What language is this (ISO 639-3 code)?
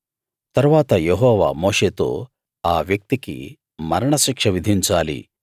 tel